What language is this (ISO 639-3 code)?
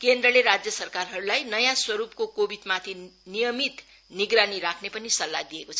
nep